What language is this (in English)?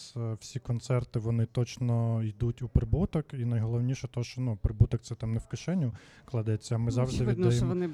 Ukrainian